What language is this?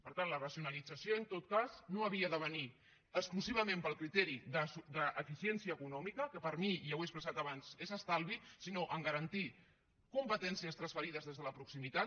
Catalan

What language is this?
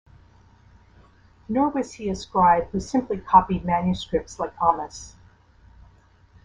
English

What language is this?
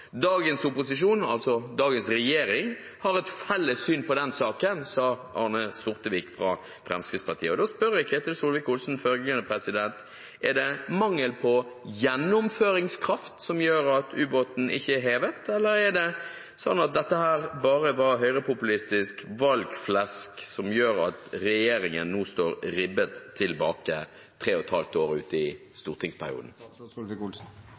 Norwegian Bokmål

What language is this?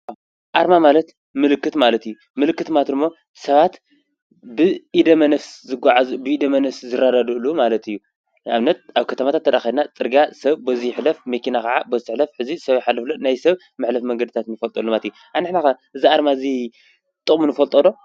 Tigrinya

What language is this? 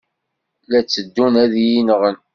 Kabyle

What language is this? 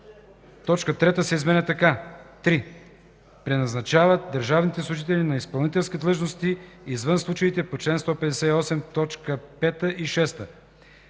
Bulgarian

